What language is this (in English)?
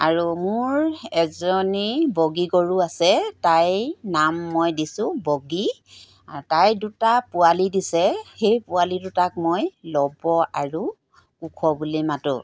Assamese